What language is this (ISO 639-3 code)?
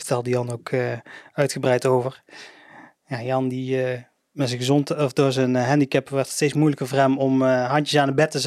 nld